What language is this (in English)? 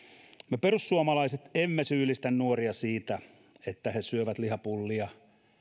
Finnish